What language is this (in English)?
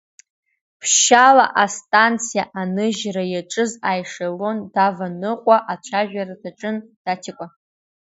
Abkhazian